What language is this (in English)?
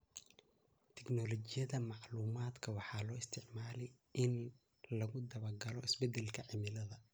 Somali